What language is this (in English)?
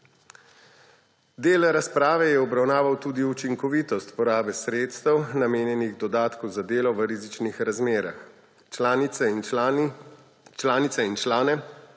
Slovenian